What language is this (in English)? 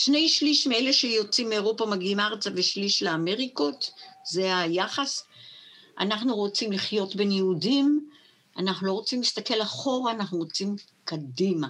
Hebrew